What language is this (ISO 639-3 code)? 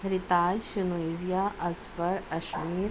urd